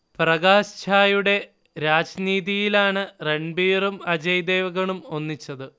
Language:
Malayalam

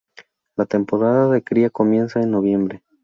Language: Spanish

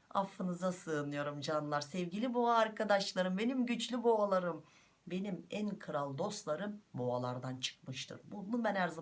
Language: Turkish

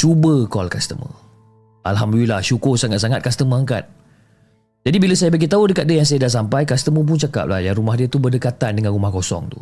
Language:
Malay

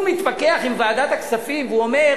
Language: Hebrew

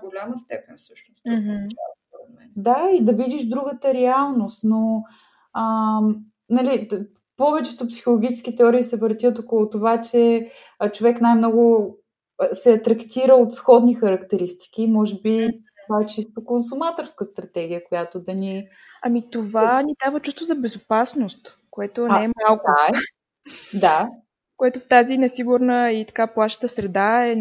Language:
Bulgarian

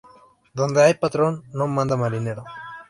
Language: Spanish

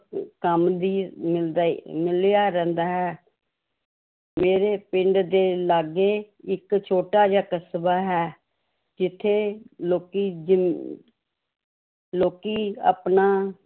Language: Punjabi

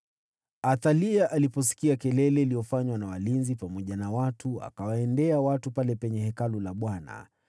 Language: Swahili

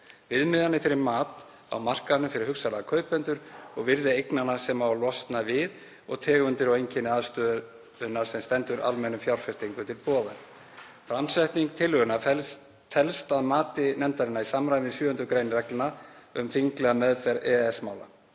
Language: Icelandic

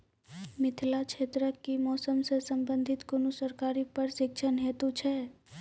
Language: Maithili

